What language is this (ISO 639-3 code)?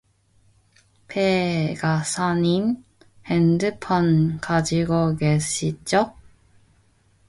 kor